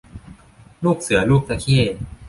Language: Thai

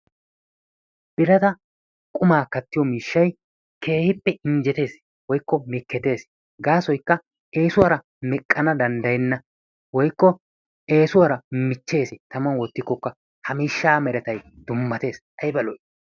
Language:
Wolaytta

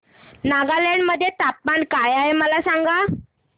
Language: Marathi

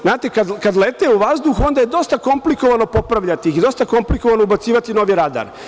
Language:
Serbian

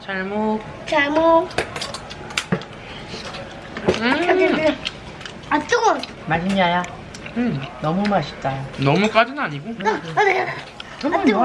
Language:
Korean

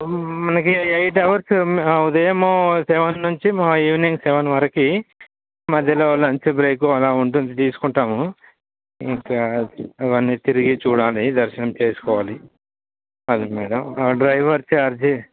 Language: Telugu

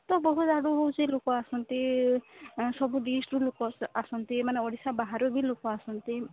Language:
Odia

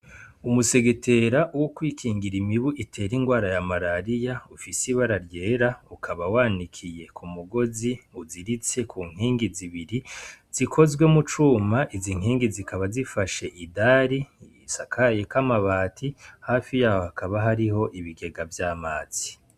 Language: Rundi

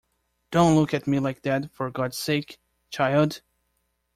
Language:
English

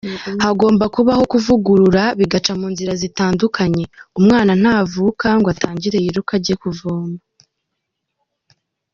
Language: Kinyarwanda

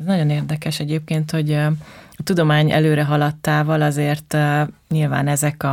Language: Hungarian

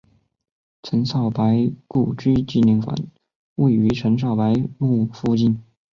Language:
Chinese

